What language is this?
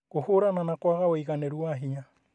Kikuyu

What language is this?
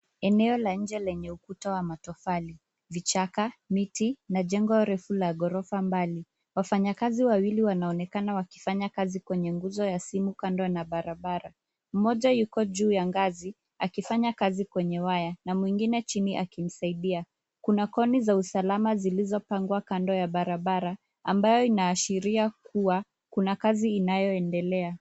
Swahili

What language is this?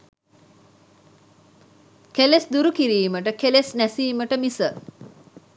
Sinhala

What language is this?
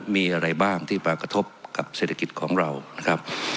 Thai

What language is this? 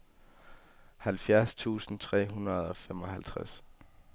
Danish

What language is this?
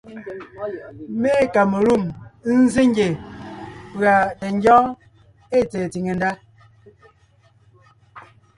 Ngiemboon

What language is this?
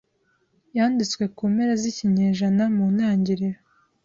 Kinyarwanda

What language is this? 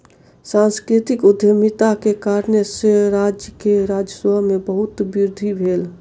Maithili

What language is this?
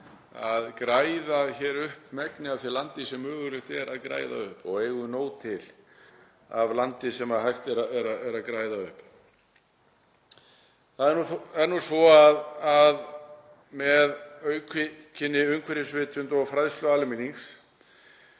Icelandic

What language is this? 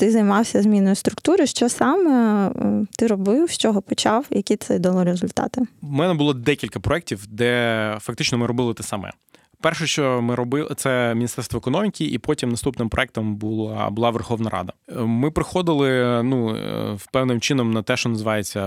Ukrainian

